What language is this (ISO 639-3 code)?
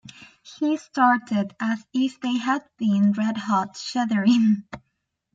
eng